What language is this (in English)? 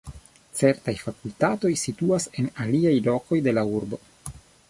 Esperanto